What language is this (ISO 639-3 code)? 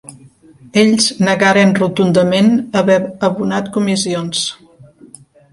cat